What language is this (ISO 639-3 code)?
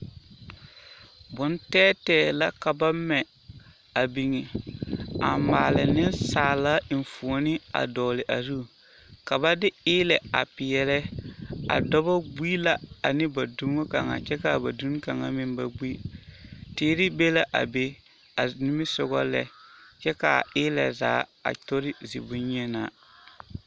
dga